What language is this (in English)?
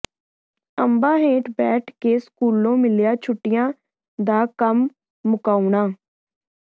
Punjabi